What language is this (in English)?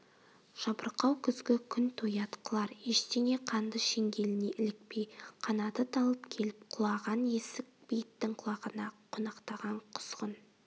Kazakh